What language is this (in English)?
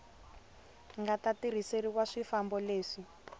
Tsonga